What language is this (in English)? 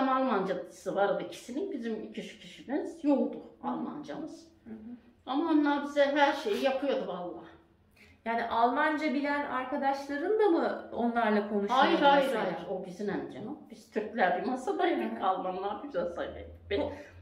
Turkish